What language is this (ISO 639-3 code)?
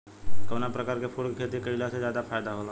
bho